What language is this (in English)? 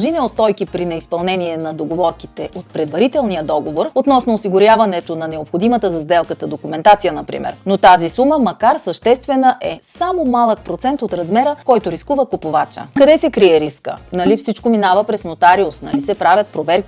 Bulgarian